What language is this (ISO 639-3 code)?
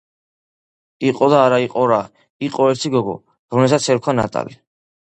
kat